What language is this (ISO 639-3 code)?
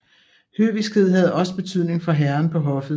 dan